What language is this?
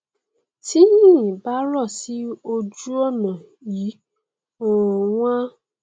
Yoruba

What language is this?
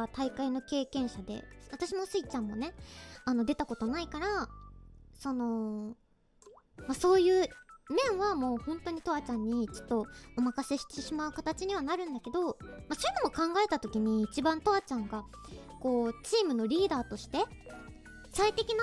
Japanese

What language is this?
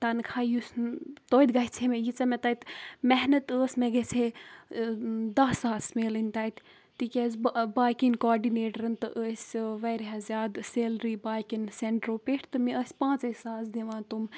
Kashmiri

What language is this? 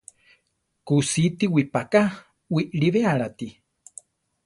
Central Tarahumara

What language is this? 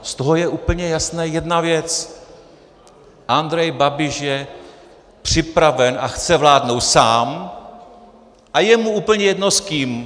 Czech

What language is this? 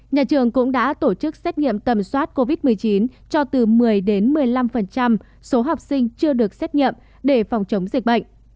Vietnamese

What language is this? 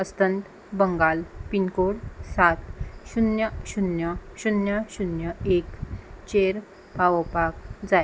Konkani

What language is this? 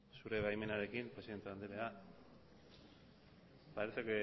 Basque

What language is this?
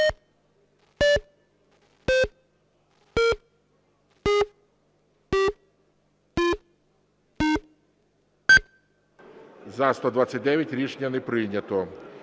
Ukrainian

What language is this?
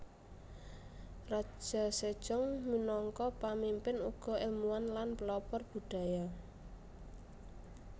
Javanese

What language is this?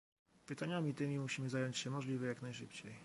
Polish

